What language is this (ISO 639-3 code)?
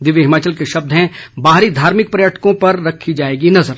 hin